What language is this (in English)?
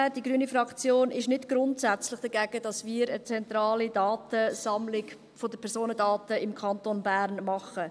Swiss German